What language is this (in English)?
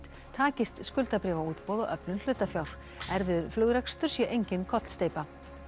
Icelandic